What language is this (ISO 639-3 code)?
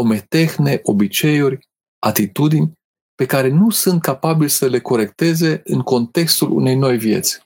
ron